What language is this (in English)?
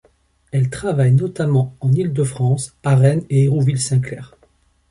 French